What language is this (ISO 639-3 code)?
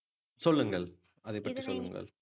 tam